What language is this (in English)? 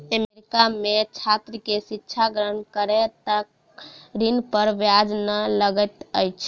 Maithili